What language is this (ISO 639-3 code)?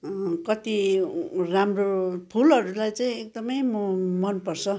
nep